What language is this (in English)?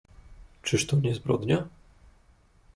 Polish